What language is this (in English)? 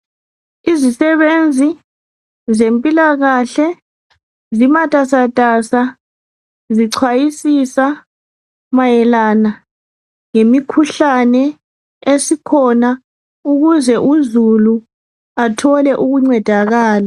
North Ndebele